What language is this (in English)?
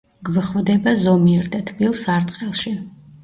Georgian